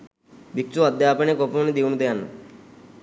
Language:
Sinhala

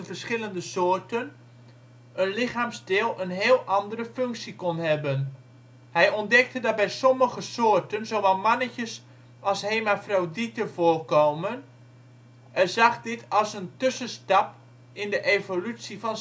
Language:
Dutch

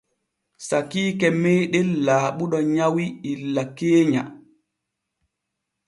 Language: Borgu Fulfulde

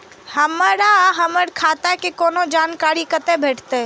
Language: Maithili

